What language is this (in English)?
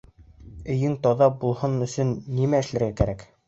Bashkir